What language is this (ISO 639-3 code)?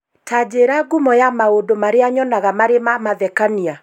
kik